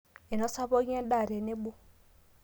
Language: Masai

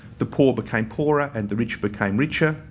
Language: English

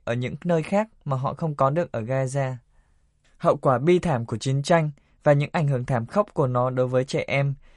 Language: Vietnamese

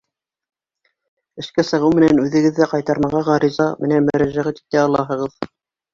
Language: Bashkir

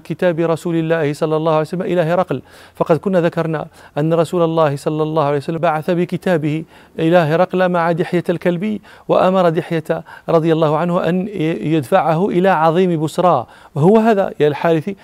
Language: Arabic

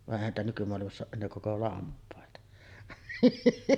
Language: Finnish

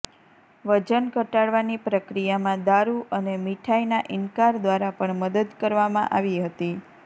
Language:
Gujarati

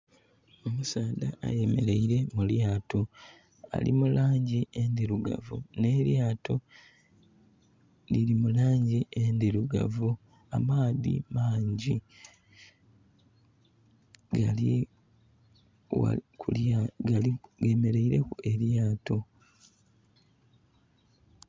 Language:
Soga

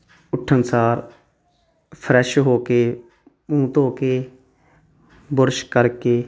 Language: Punjabi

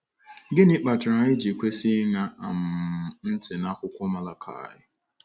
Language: Igbo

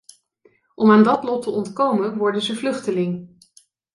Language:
Dutch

